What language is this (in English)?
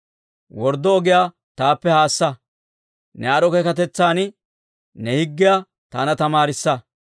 Dawro